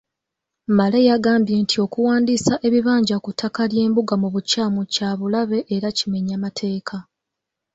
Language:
Ganda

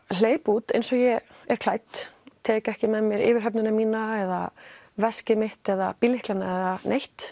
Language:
Icelandic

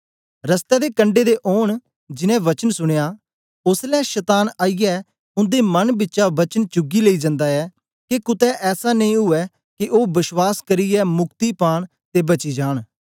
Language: Dogri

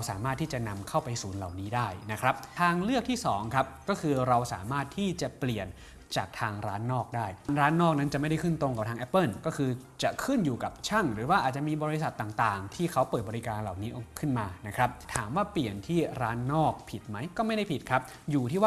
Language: Thai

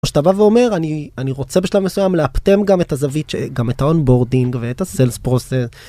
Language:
Hebrew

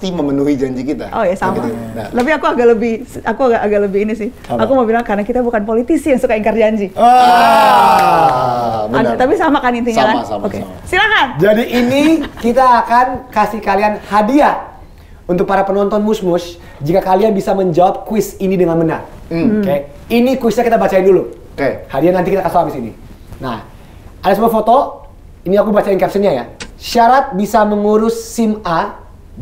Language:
Indonesian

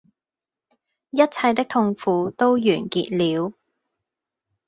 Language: Cantonese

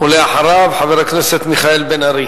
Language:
Hebrew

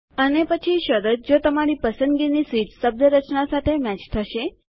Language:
Gujarati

